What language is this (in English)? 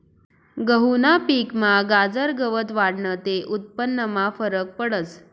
Marathi